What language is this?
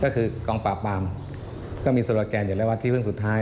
Thai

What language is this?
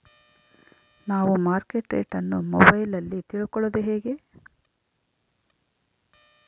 Kannada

